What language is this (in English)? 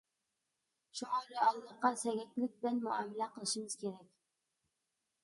Uyghur